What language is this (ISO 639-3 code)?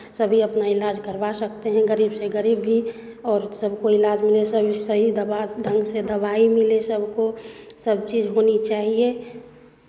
hin